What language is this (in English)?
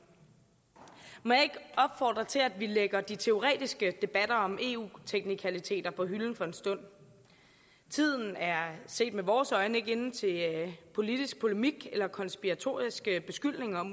Danish